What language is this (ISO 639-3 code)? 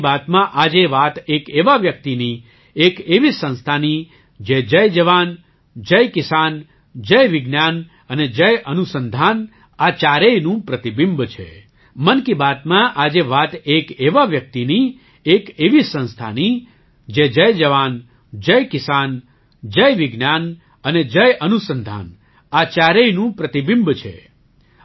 guj